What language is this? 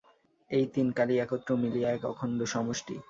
Bangla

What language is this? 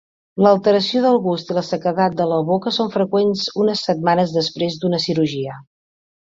Catalan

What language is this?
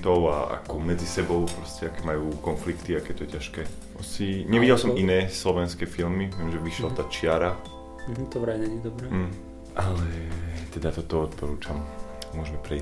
Slovak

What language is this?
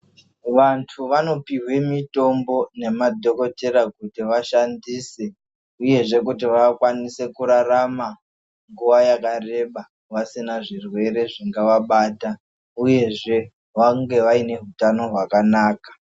Ndau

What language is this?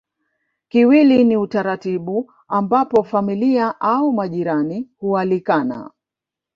Swahili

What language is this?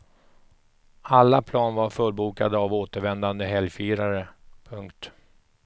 Swedish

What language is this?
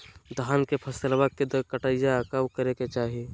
Magahi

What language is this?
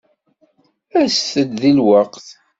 Kabyle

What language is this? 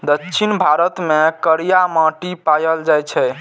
Maithili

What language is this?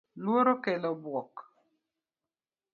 Luo (Kenya and Tanzania)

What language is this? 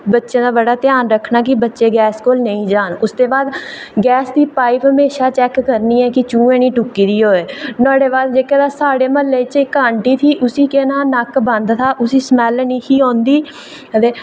Dogri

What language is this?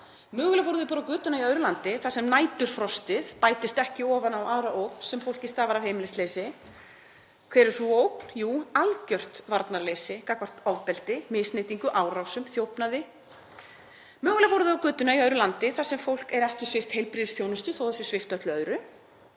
Icelandic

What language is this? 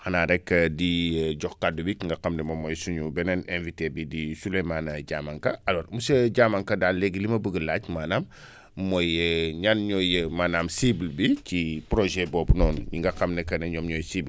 Wolof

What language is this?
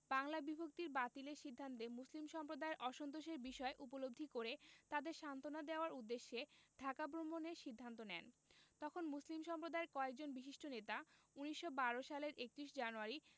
Bangla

